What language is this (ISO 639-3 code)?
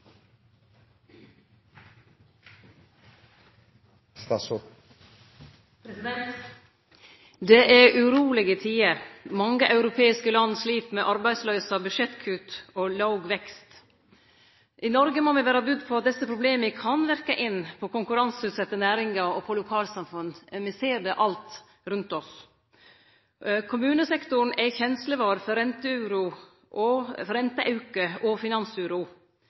nor